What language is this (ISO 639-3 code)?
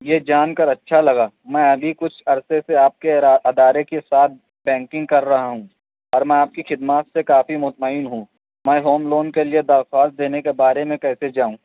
urd